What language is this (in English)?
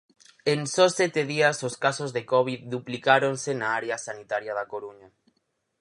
Galician